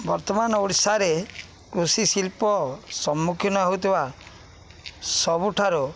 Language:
Odia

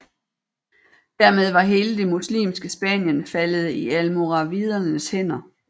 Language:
Danish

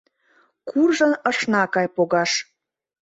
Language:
Mari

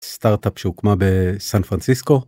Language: Hebrew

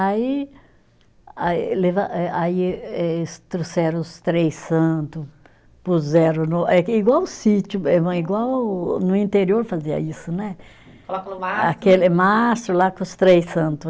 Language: Portuguese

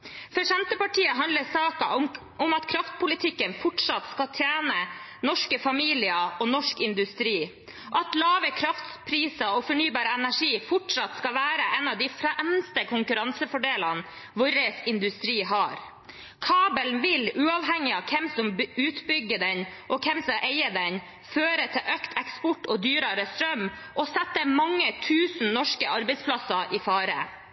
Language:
Norwegian Bokmål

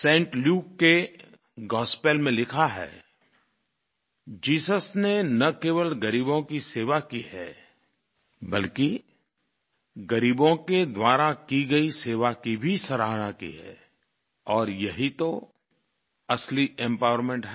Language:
Hindi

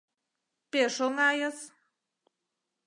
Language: Mari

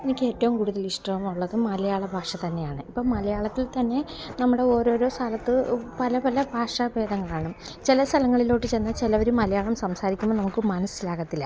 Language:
Malayalam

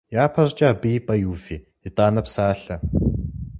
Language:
Kabardian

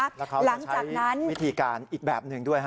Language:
Thai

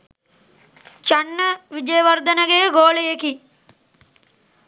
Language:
Sinhala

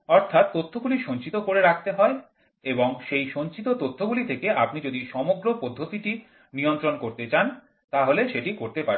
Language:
Bangla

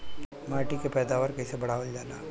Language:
Bhojpuri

